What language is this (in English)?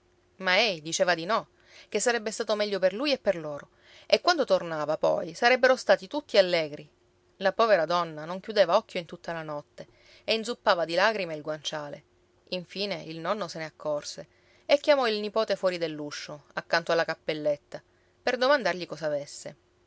Italian